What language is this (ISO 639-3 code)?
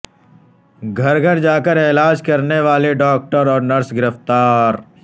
urd